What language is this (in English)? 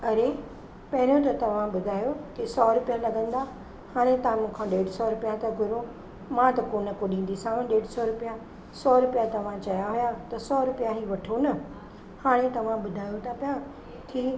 Sindhi